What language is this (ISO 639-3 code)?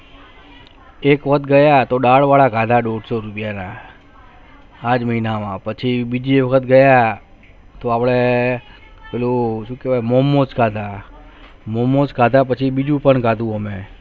guj